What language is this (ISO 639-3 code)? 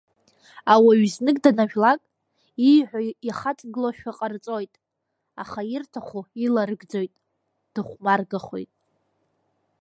abk